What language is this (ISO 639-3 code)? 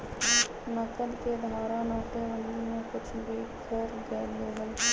mag